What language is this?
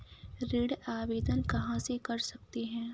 Hindi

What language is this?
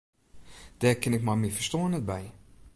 Western Frisian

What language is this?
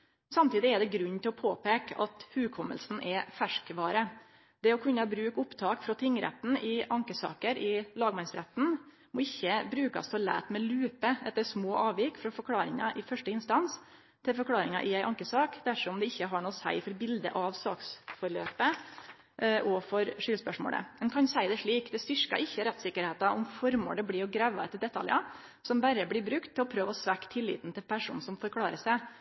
Norwegian Nynorsk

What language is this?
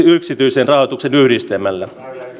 Finnish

